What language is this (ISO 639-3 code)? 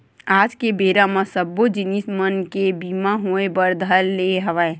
hne